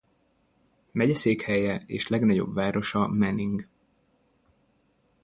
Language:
Hungarian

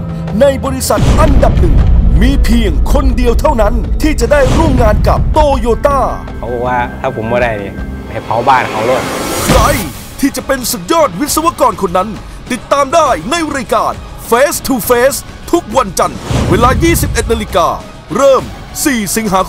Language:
Thai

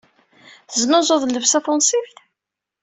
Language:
Kabyle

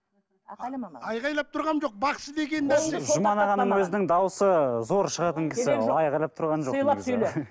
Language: Kazakh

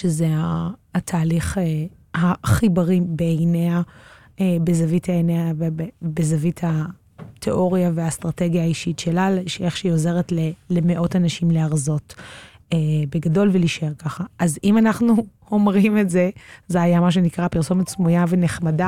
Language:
Hebrew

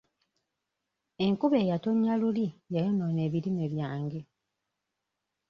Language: Ganda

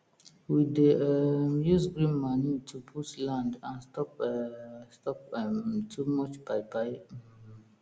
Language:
Nigerian Pidgin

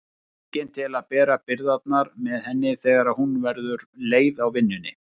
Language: Icelandic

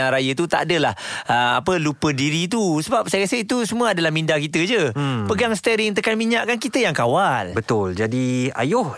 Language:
Malay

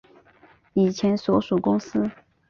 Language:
Chinese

